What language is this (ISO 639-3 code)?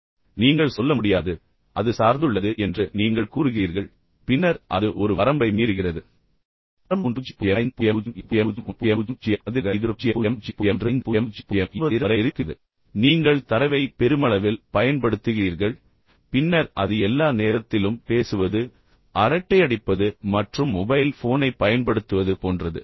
tam